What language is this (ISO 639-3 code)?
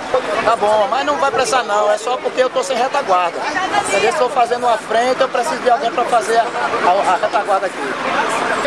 por